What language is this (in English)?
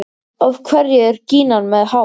Icelandic